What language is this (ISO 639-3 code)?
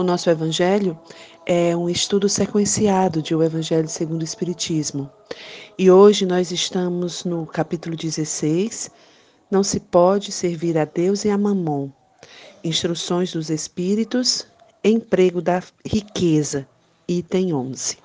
por